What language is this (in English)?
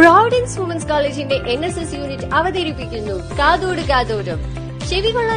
Malayalam